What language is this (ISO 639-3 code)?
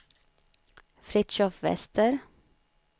swe